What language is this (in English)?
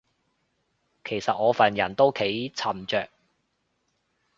Cantonese